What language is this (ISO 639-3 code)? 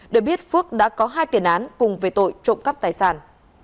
vie